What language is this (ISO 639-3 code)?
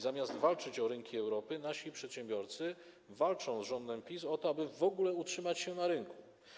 pol